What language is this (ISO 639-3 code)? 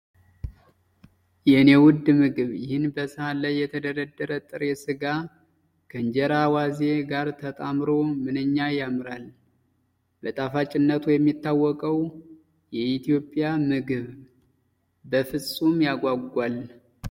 amh